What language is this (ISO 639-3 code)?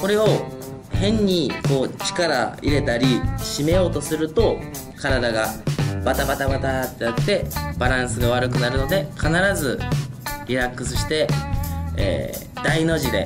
jpn